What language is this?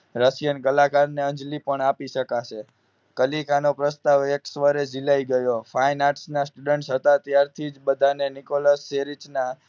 Gujarati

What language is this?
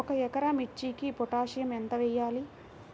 Telugu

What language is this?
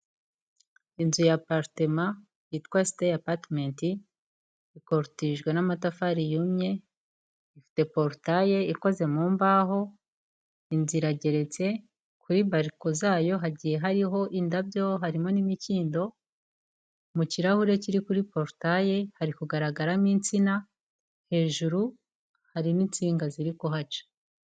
Kinyarwanda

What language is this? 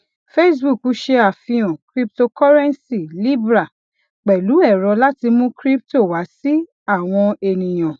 Yoruba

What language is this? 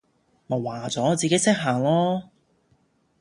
Cantonese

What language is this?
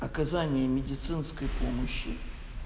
Russian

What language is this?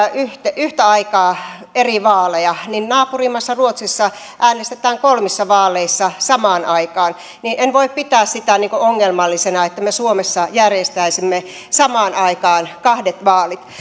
Finnish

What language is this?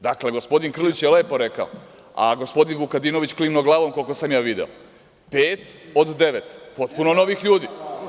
Serbian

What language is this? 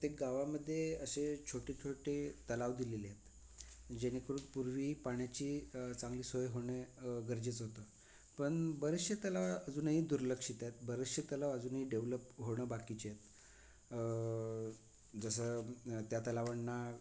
Marathi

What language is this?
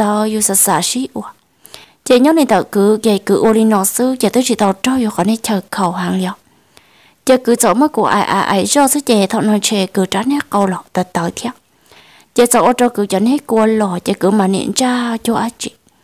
Vietnamese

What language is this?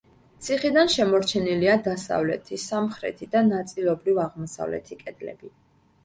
Georgian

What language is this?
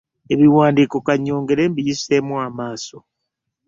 Ganda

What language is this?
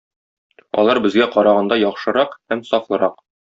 Tatar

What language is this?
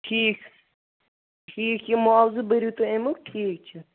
Kashmiri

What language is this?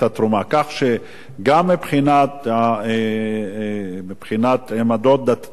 Hebrew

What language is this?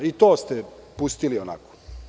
Serbian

